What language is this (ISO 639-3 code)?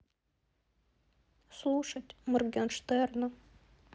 rus